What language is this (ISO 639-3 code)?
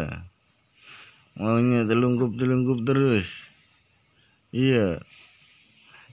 ind